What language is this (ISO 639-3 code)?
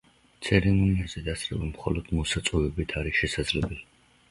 kat